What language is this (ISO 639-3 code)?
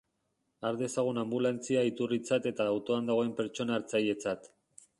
eus